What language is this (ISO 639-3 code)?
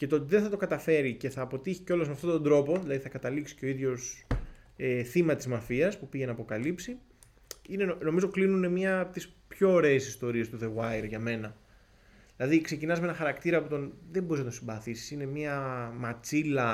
ell